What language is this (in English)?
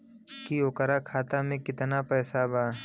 Bhojpuri